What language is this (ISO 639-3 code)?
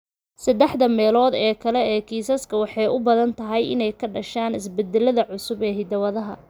som